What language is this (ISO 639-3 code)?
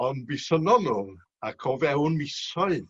cym